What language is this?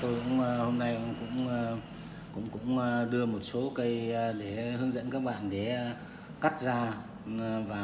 Vietnamese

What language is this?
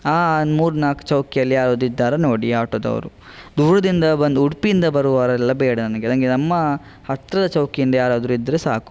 Kannada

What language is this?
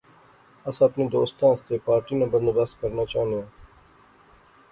Pahari-Potwari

